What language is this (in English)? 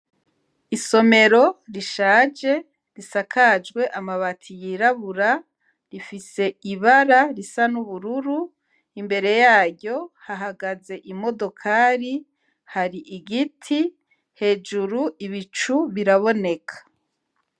Rundi